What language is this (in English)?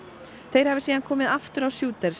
Icelandic